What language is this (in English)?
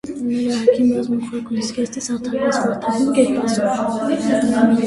Armenian